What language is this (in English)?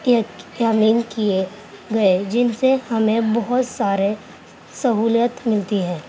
Urdu